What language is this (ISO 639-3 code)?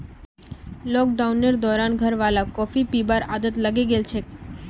mag